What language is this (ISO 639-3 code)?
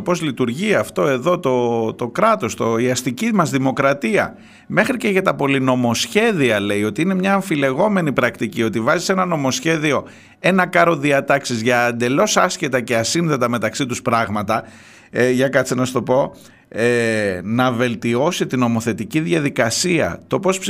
ell